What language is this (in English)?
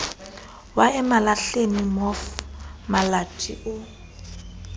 Southern Sotho